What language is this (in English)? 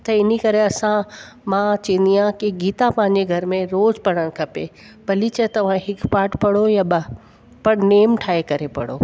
Sindhi